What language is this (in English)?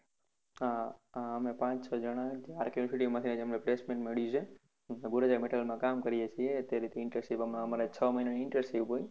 Gujarati